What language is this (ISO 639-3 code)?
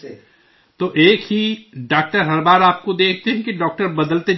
urd